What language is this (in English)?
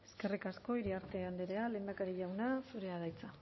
Basque